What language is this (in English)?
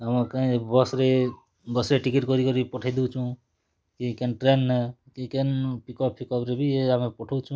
Odia